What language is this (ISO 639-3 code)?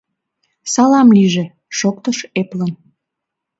chm